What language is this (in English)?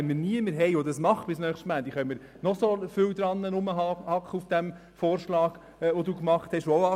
Swiss German